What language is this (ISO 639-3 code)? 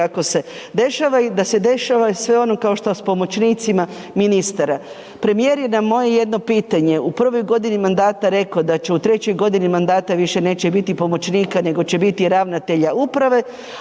hrv